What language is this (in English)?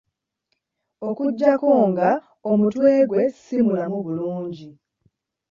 Ganda